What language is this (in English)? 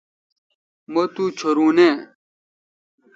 Kalkoti